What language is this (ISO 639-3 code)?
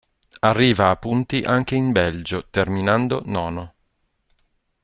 ita